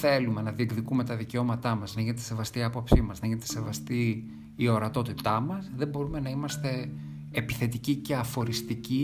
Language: Greek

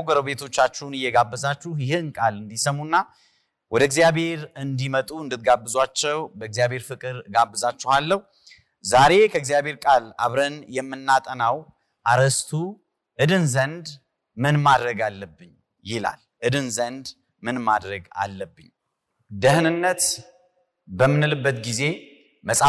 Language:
Amharic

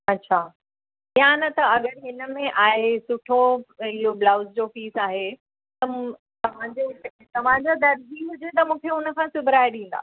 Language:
Sindhi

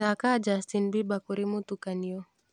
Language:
Kikuyu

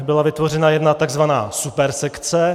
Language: Czech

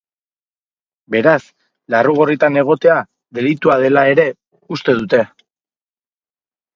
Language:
Basque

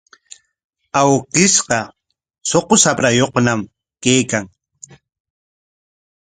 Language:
Corongo Ancash Quechua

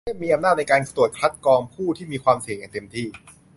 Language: Thai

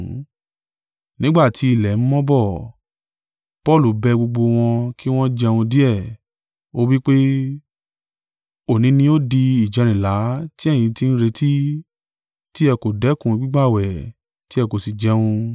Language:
Yoruba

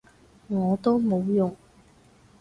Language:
Cantonese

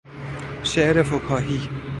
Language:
Persian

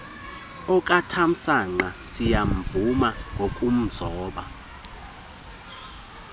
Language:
Xhosa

